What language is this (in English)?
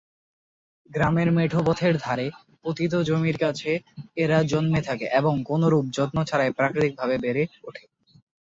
Bangla